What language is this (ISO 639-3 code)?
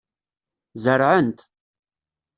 kab